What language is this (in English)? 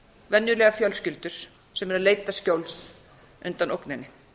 Icelandic